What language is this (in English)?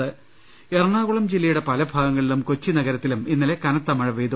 Malayalam